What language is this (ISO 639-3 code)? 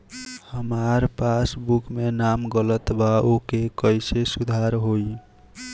bho